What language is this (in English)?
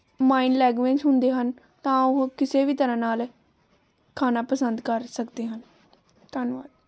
Punjabi